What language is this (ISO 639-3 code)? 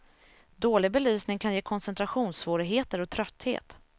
swe